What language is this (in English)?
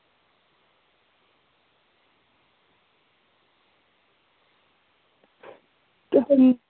Dogri